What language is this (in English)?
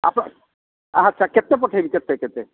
Odia